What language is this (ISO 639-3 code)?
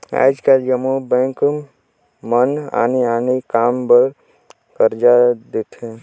hne